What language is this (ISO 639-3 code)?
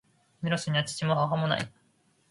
jpn